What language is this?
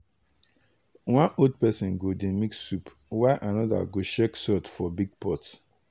Nigerian Pidgin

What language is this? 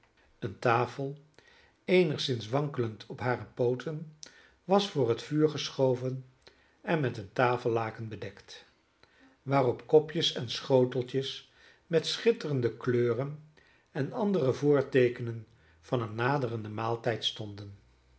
Dutch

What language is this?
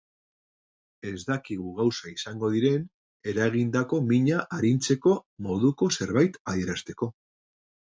Basque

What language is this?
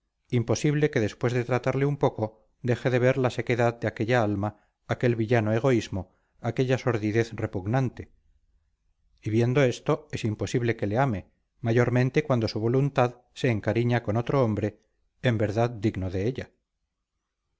Spanish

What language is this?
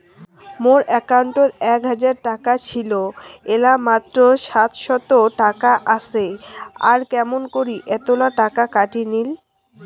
Bangla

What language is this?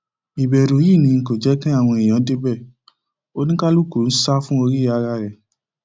Yoruba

